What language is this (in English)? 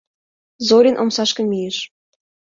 Mari